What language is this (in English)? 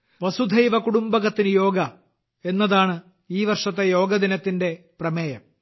Malayalam